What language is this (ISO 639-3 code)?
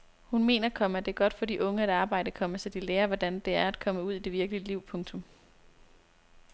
dan